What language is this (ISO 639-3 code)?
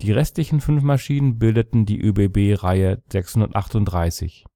deu